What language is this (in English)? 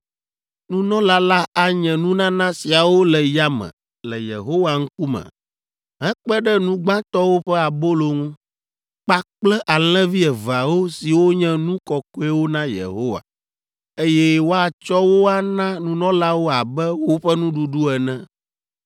Ewe